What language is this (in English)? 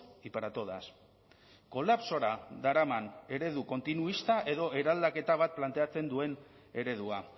Basque